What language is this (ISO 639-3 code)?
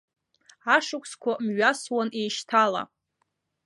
abk